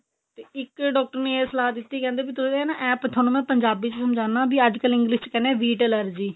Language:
Punjabi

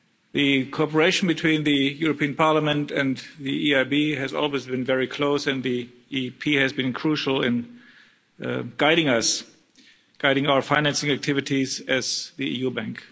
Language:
English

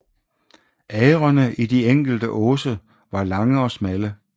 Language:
Danish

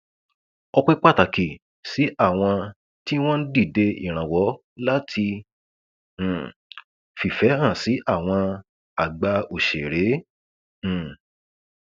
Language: Yoruba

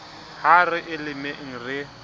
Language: Southern Sotho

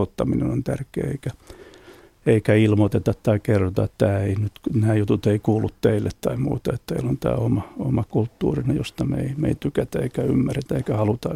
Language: Finnish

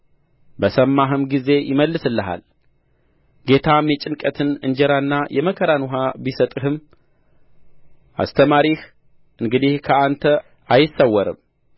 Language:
Amharic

